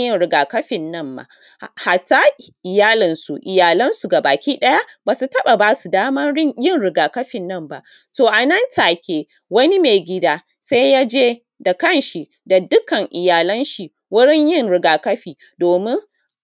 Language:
Hausa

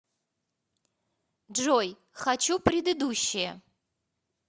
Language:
Russian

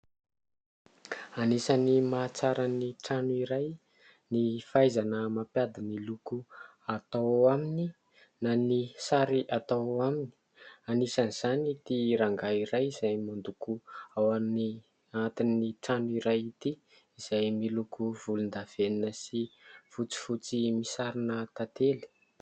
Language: Malagasy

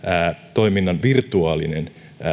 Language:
Finnish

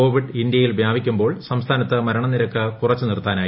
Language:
Malayalam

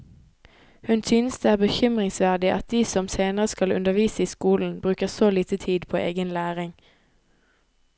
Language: Norwegian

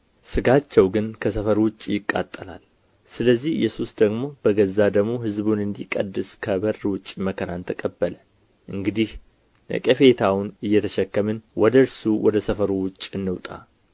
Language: Amharic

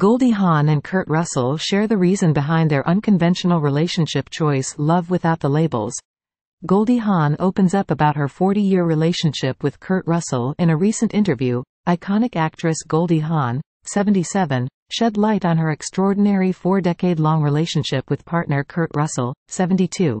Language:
English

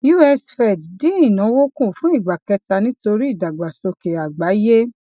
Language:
Yoruba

